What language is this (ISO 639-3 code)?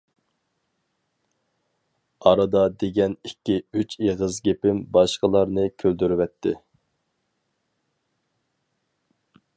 uig